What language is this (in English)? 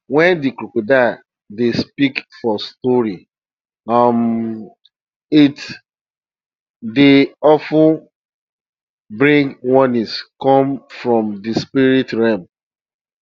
Nigerian Pidgin